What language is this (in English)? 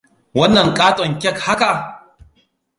Hausa